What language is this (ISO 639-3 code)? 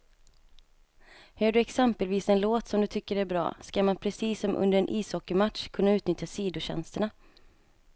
swe